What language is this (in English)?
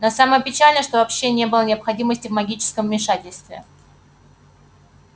Russian